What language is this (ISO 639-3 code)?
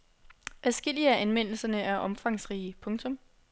dan